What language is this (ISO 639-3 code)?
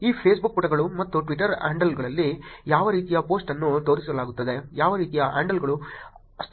kan